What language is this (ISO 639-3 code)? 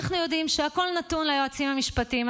heb